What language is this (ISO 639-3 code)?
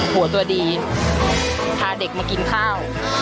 tha